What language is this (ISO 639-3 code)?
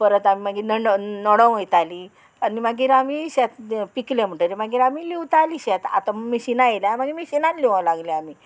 kok